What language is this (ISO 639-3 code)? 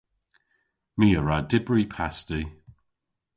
cor